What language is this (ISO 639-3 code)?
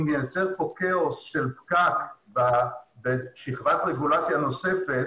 heb